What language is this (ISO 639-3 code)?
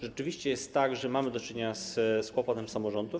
pol